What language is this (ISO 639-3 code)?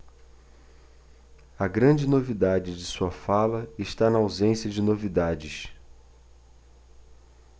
por